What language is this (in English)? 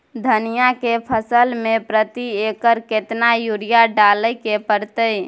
Maithili